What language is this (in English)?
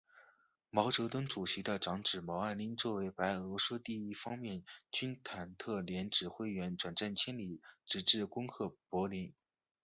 Chinese